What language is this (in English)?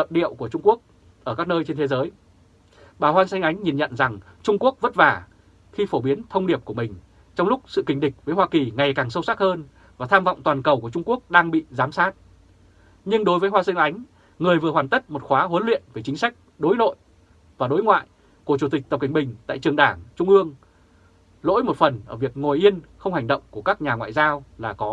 Vietnamese